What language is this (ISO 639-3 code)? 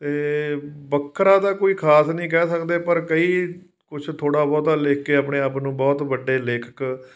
pan